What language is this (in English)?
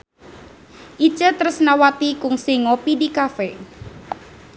Sundanese